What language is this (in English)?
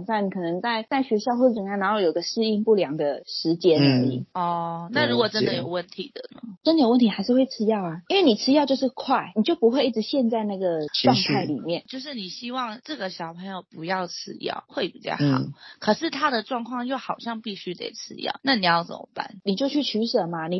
Chinese